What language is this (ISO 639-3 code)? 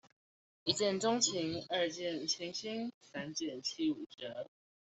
zho